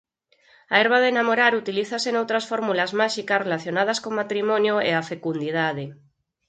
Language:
Galician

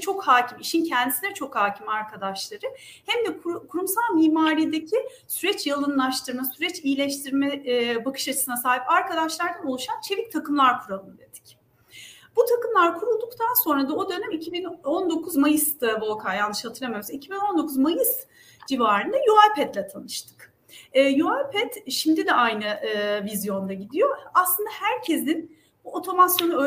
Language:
Turkish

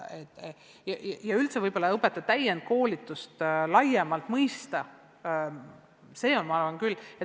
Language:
Estonian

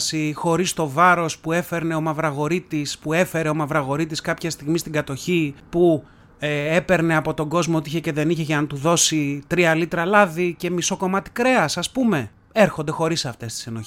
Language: Greek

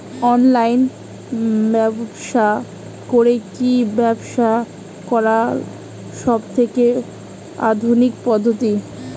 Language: Bangla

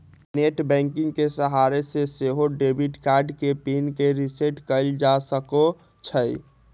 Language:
Magahi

